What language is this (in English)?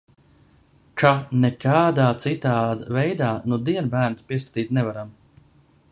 Latvian